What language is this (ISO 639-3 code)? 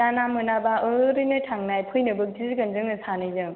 brx